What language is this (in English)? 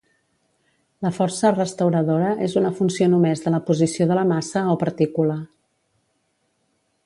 Catalan